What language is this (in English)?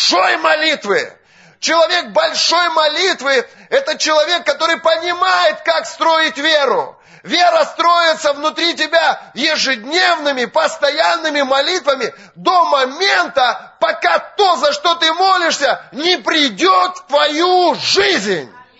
Russian